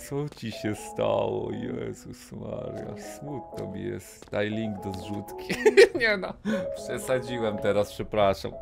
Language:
Polish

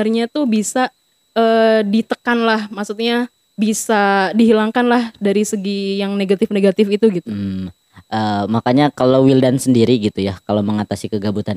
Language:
Indonesian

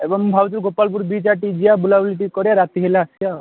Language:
Odia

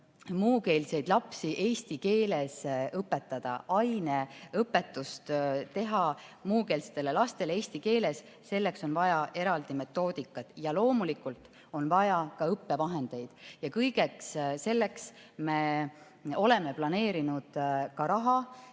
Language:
Estonian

